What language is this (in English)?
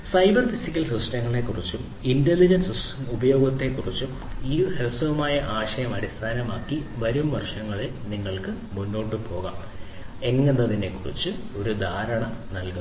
Malayalam